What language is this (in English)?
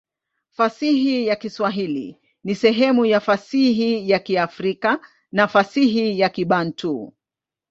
Swahili